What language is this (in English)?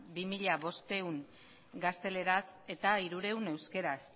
Basque